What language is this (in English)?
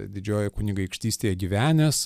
Lithuanian